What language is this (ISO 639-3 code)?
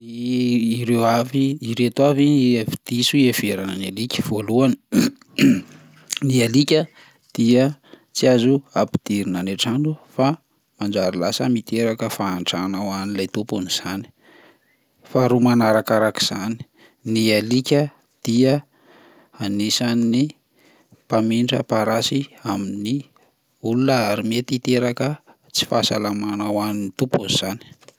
mlg